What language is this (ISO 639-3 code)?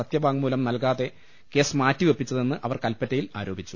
mal